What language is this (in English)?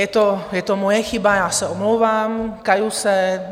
Czech